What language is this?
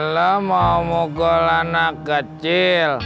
Indonesian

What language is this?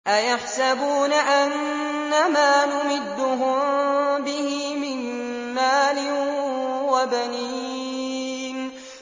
Arabic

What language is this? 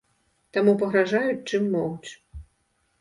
Belarusian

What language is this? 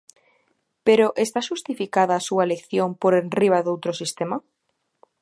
Galician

